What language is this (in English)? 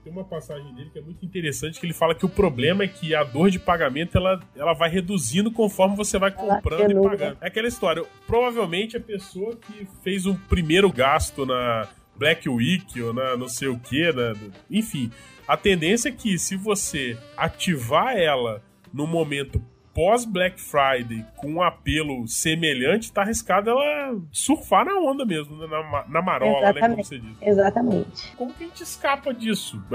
Portuguese